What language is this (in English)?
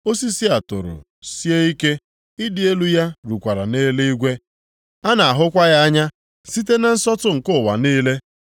Igbo